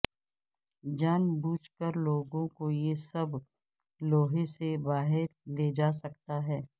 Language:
Urdu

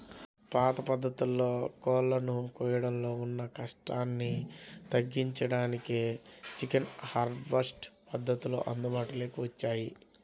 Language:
Telugu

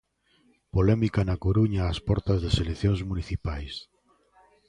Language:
Galician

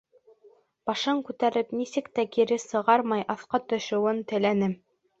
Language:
Bashkir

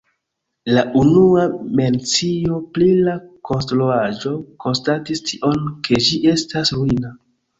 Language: Esperanto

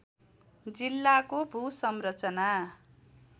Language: Nepali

